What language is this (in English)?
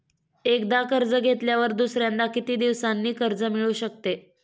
Marathi